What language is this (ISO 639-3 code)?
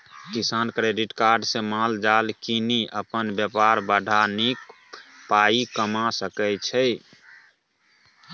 mai